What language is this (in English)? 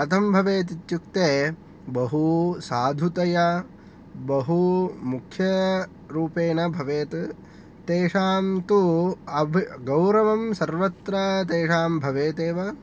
Sanskrit